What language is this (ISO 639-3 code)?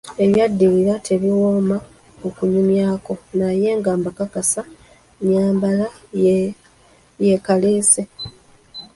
lug